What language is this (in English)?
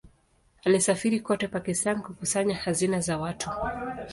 Swahili